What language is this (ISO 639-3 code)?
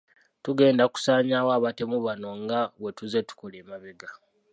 lug